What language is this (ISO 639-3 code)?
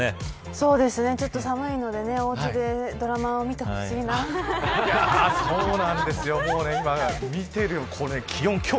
jpn